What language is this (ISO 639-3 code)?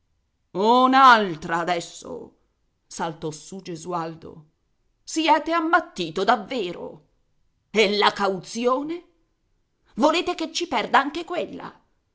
ita